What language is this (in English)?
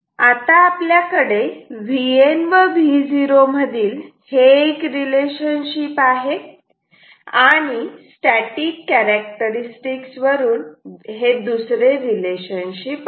Marathi